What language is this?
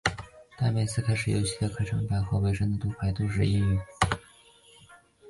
Chinese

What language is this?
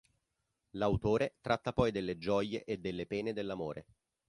Italian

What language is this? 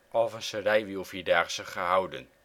Dutch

